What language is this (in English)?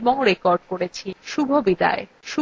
Bangla